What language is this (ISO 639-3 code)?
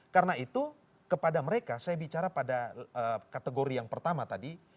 ind